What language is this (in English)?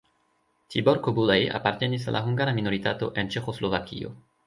Esperanto